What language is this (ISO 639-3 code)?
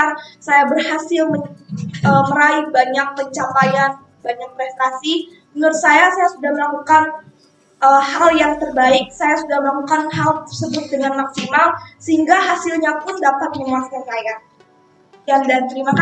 ind